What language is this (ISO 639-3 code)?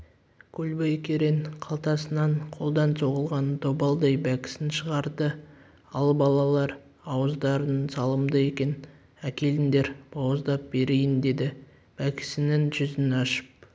kaz